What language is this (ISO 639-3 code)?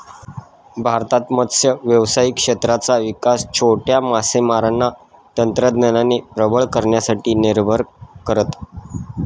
mar